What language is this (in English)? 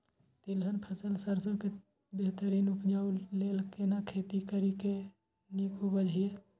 Maithili